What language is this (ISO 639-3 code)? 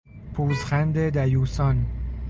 fas